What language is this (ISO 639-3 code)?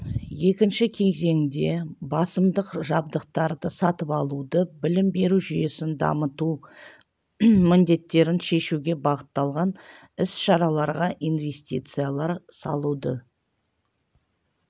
kaz